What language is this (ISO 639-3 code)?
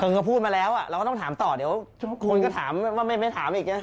tha